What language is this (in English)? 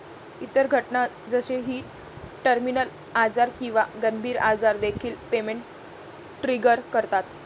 Marathi